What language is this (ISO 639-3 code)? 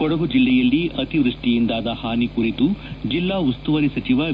kan